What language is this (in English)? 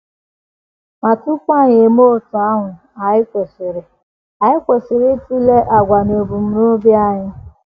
Igbo